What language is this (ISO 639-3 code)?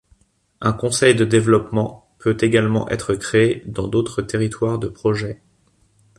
fra